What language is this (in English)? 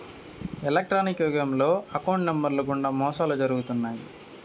Telugu